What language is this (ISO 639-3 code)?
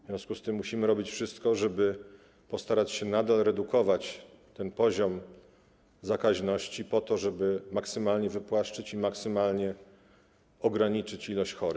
pol